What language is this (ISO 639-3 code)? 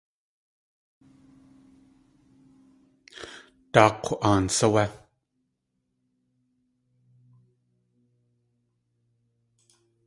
tli